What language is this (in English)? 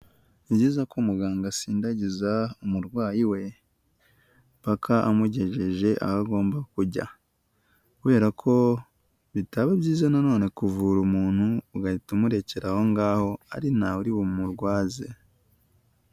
Kinyarwanda